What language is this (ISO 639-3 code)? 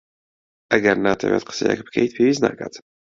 ckb